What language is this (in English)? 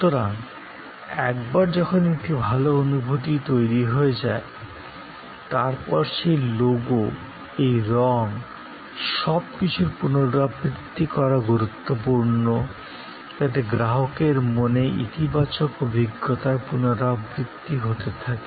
Bangla